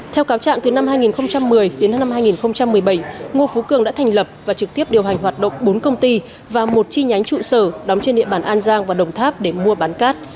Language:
Vietnamese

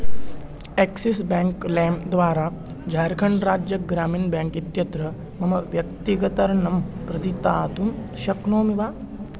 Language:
Sanskrit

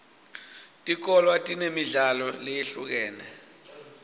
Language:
Swati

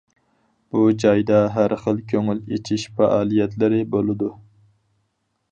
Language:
Uyghur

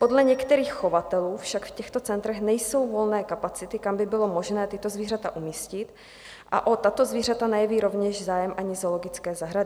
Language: Czech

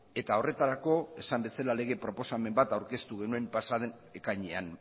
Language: Basque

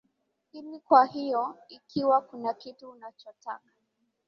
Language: Swahili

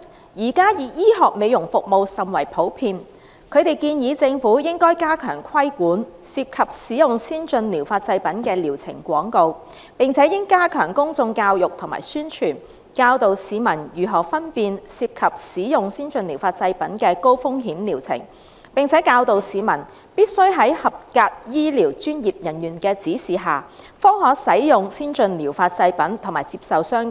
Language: Cantonese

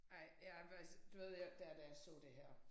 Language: Danish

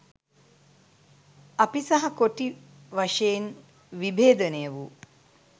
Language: Sinhala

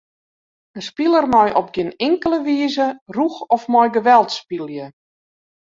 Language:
Western Frisian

